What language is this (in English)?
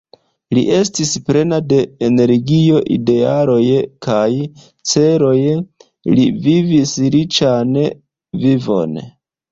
Esperanto